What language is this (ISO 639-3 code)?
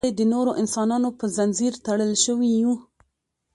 pus